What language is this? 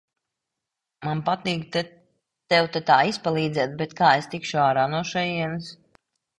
Latvian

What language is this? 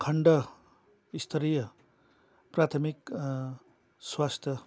Nepali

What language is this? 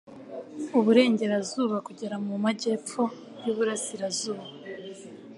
Kinyarwanda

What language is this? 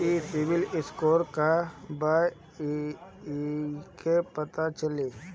Bhojpuri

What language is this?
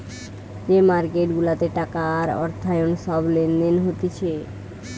Bangla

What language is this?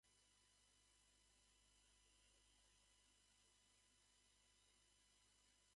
Japanese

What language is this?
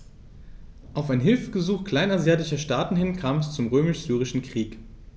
German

